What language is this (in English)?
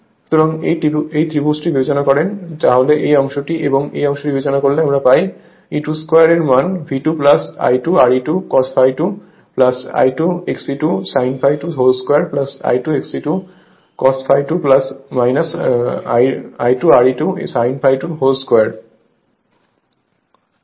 Bangla